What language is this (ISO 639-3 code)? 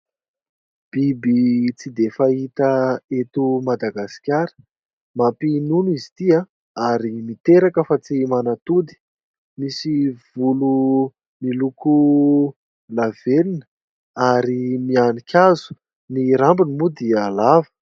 mlg